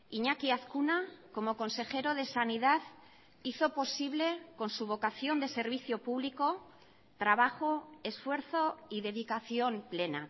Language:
Spanish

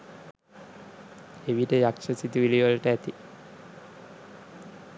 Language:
Sinhala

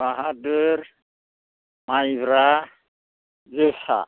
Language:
Bodo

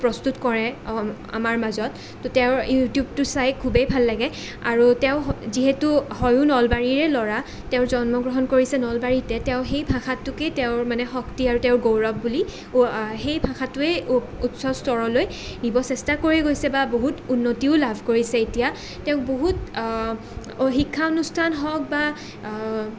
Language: Assamese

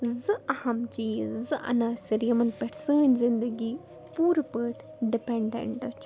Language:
Kashmiri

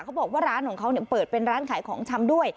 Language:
Thai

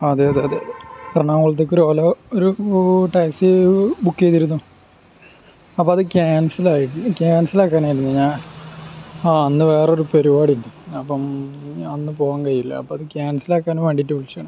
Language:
Malayalam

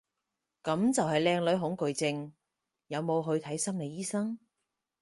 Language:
Cantonese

